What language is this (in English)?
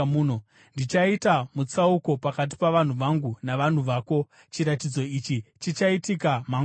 Shona